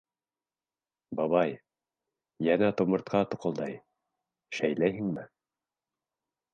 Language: Bashkir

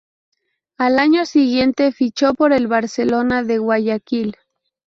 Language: Spanish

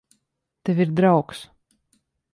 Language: Latvian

